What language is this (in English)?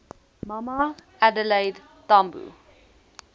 Afrikaans